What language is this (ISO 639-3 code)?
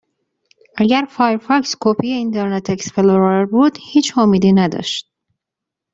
fas